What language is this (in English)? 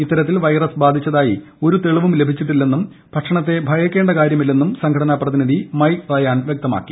Malayalam